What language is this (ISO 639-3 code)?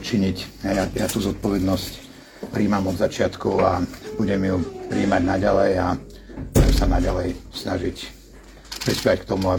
slk